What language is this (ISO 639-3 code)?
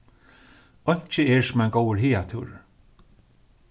fao